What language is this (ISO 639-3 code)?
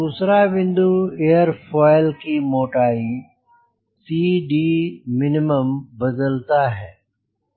hin